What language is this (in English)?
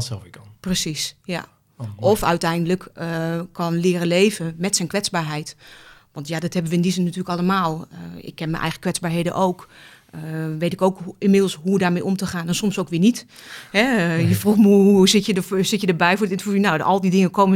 Dutch